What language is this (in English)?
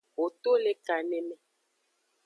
Aja (Benin)